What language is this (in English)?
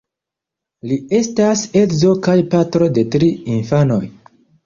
Esperanto